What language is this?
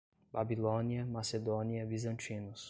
Portuguese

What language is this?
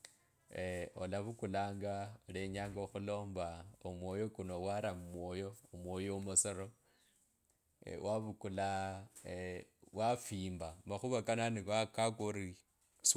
Kabras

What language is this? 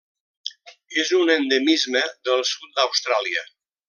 Catalan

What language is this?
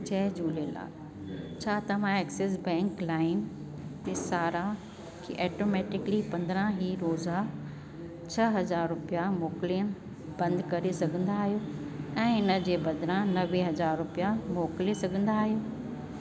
Sindhi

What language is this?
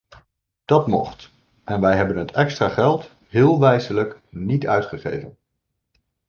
Dutch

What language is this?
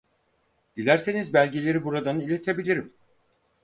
Turkish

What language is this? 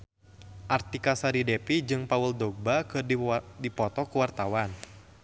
Sundanese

